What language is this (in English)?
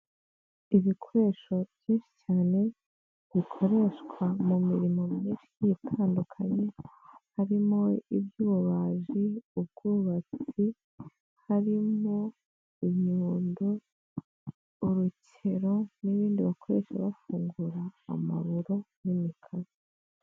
Kinyarwanda